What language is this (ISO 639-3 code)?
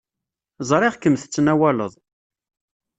kab